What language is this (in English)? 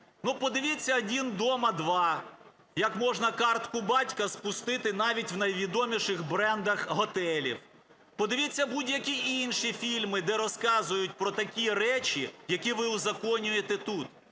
Ukrainian